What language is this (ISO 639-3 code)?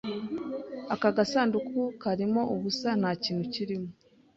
kin